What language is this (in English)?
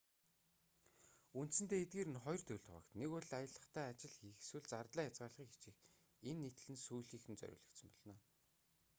Mongolian